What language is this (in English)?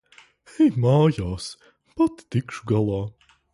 Latvian